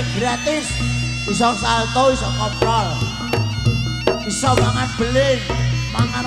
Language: Indonesian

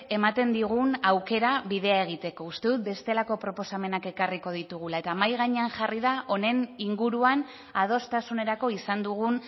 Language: Basque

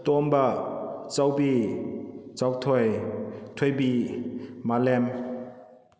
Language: Manipuri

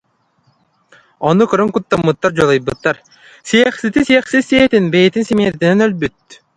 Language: Yakut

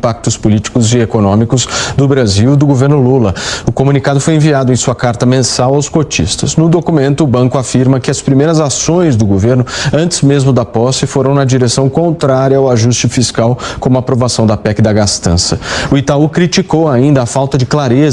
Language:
Portuguese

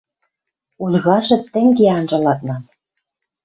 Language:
Western Mari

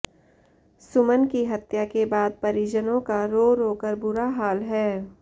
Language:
Hindi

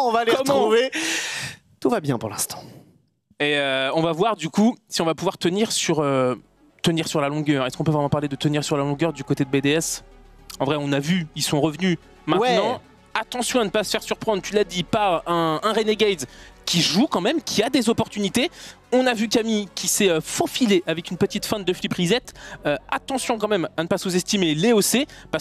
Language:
French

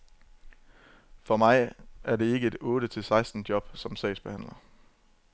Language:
Danish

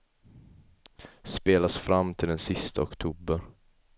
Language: Swedish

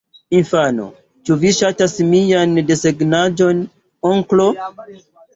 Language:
Esperanto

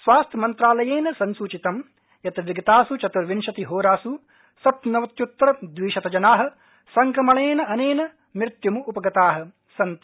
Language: Sanskrit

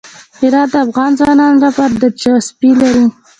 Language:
Pashto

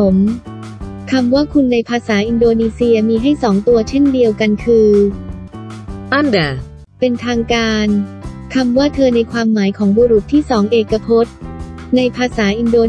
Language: Thai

